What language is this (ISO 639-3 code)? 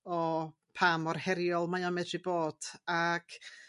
cym